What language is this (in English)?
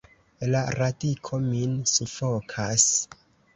Esperanto